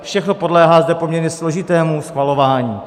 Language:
Czech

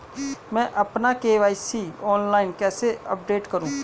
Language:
Hindi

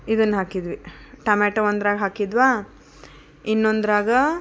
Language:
Kannada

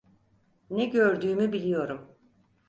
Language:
Turkish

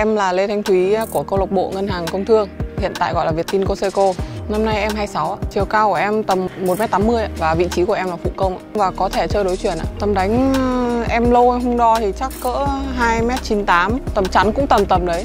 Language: Vietnamese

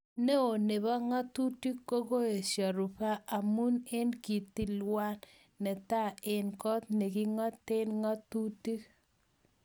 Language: Kalenjin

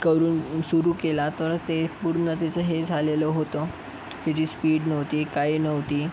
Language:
Marathi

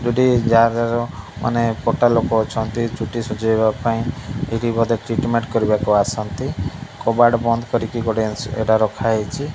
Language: Odia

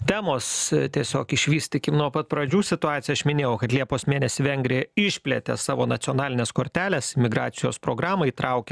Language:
Lithuanian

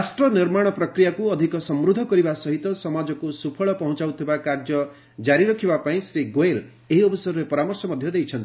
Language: Odia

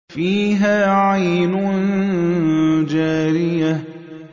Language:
Arabic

